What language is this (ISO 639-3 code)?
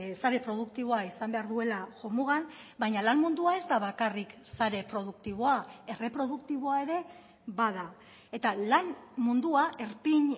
eus